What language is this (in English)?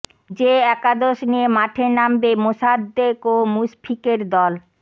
Bangla